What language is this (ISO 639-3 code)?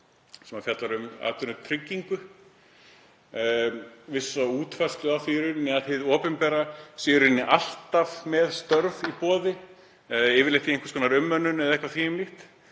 isl